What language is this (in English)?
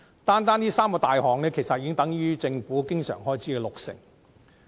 Cantonese